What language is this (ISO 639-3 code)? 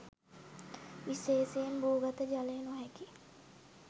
sin